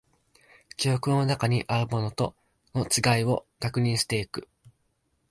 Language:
Japanese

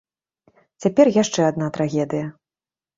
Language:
Belarusian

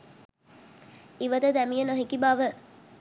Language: Sinhala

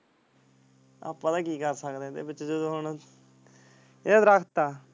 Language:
Punjabi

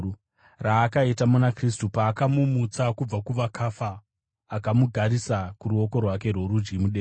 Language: Shona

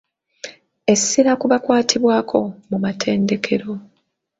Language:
Ganda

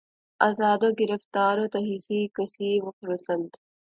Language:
Urdu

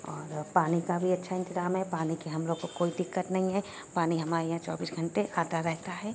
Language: Urdu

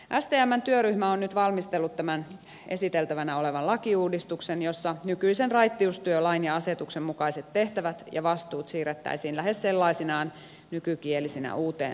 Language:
Finnish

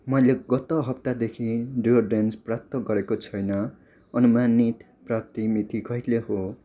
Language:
Nepali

